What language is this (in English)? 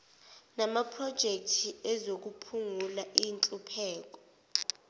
Zulu